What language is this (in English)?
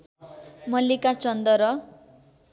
Nepali